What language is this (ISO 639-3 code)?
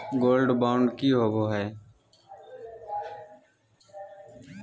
mag